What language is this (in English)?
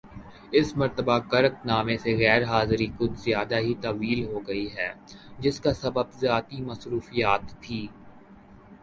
Urdu